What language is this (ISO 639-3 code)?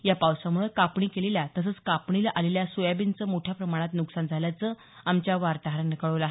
mar